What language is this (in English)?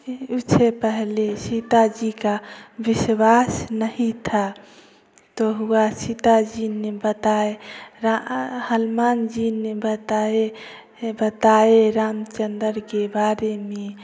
Hindi